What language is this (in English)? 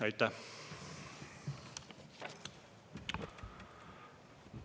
Estonian